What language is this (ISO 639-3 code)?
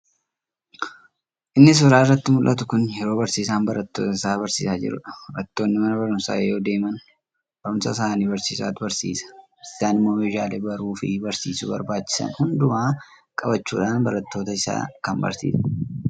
orm